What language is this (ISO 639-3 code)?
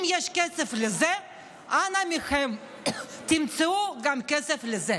heb